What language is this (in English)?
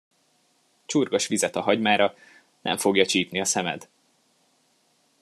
Hungarian